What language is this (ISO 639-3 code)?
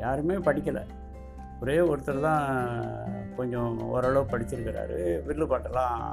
tam